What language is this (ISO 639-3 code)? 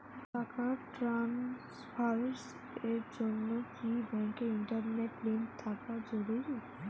ben